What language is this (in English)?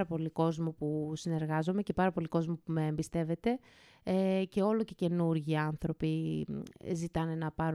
Greek